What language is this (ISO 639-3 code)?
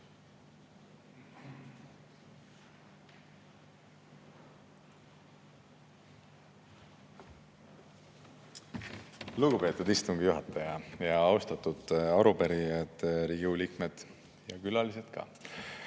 est